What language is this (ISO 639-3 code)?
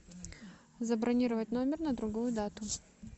rus